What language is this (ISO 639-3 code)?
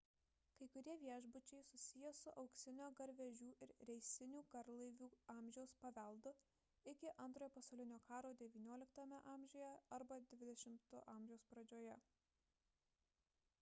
lit